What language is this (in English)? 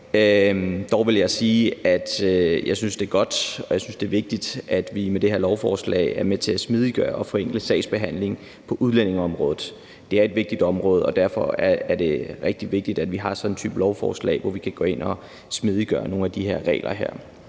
Danish